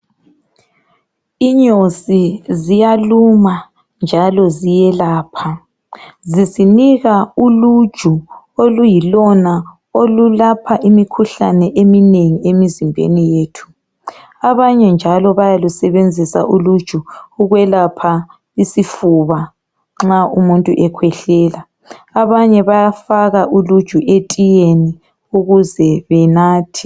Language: North Ndebele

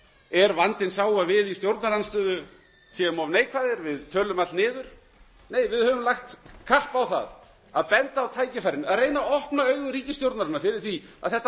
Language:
Icelandic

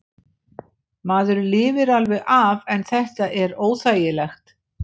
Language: Icelandic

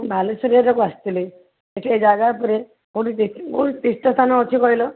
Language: Odia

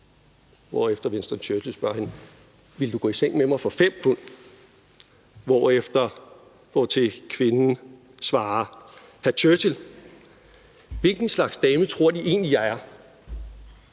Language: Danish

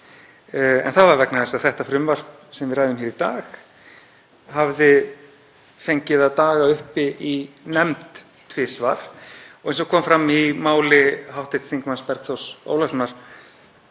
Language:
Icelandic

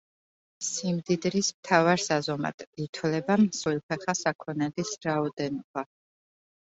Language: Georgian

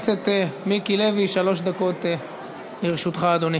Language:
Hebrew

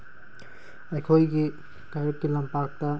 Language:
Manipuri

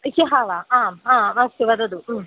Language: Sanskrit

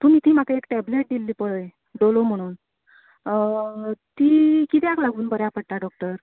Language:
Konkani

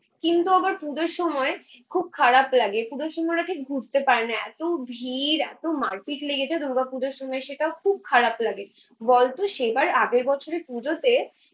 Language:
Bangla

